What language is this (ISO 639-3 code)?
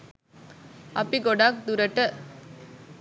sin